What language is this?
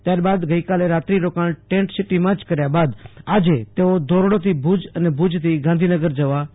Gujarati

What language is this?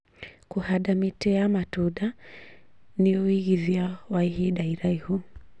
Kikuyu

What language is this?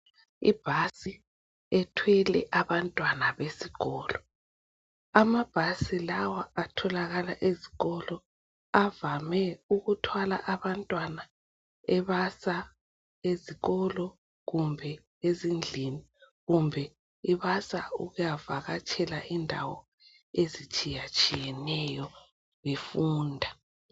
North Ndebele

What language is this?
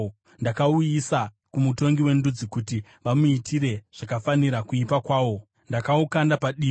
Shona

